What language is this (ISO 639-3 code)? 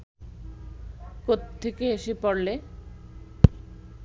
ben